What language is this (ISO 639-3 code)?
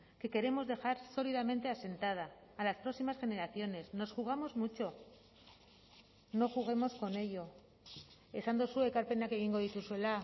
spa